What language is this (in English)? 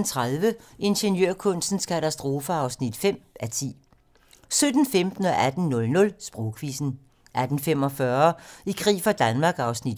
Danish